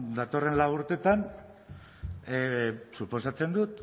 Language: Basque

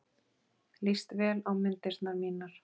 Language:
Icelandic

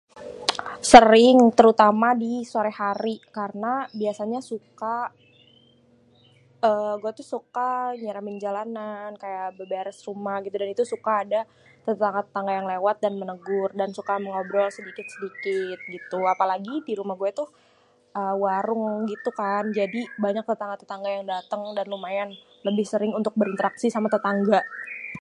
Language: Betawi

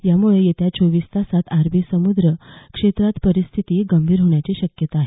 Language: Marathi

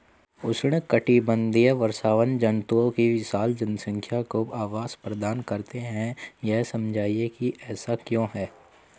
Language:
Hindi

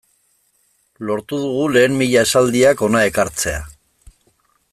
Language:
Basque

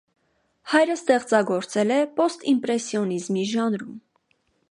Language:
Armenian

